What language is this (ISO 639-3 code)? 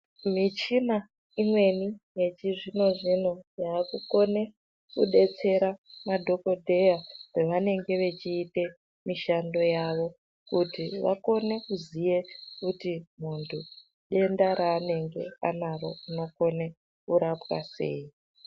ndc